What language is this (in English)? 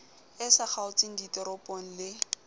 Southern Sotho